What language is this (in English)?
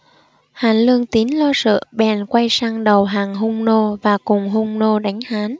Vietnamese